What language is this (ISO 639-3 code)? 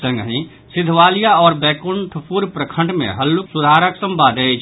mai